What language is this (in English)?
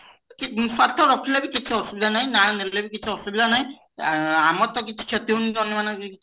Odia